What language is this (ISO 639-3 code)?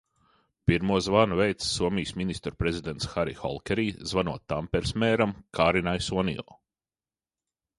lav